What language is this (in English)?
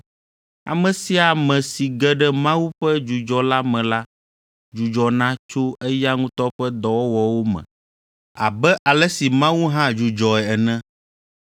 Ewe